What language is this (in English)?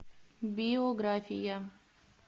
Russian